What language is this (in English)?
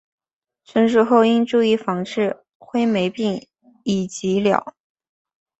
Chinese